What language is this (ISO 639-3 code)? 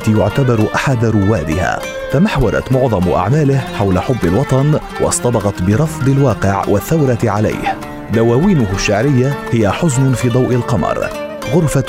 ara